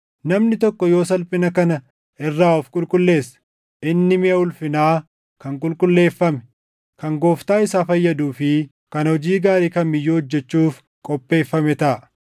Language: Oromo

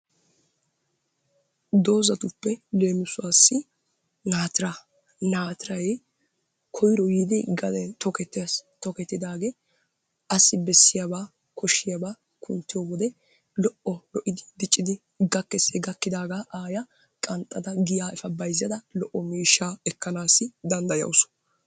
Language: Wolaytta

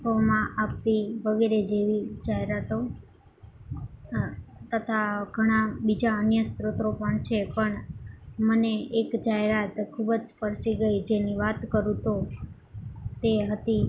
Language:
Gujarati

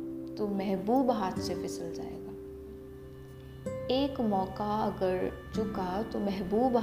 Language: Hindi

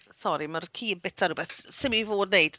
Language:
Welsh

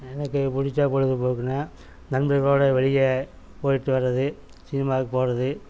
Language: Tamil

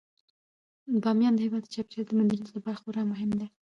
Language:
Pashto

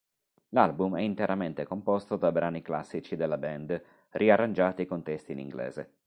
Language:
Italian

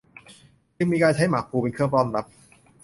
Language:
Thai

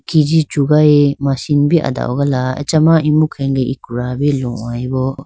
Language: Idu-Mishmi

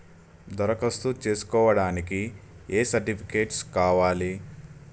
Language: Telugu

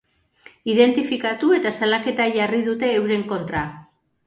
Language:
Basque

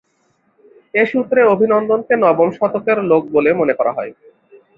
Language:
Bangla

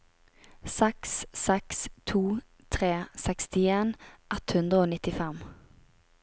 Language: Norwegian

